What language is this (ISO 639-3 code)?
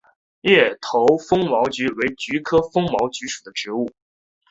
zho